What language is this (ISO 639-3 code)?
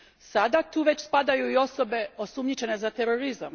hrv